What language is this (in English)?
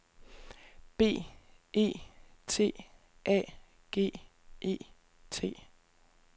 Danish